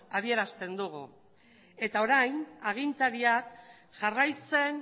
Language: Basque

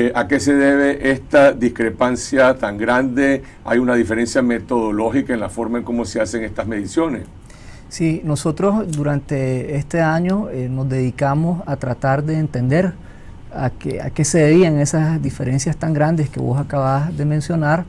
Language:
Spanish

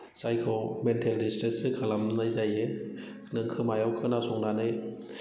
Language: Bodo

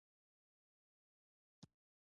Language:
Pashto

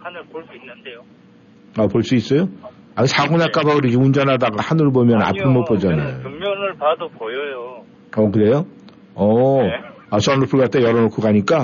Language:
Korean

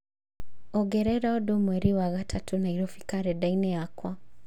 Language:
Kikuyu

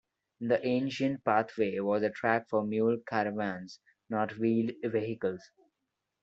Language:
English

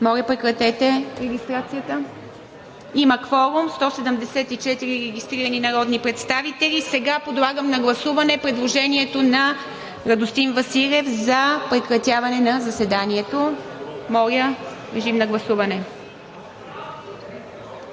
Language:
Bulgarian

